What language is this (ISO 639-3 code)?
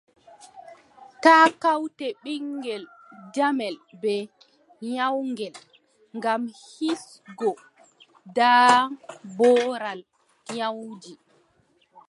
fub